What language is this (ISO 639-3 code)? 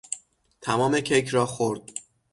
fas